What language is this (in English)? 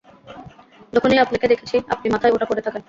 Bangla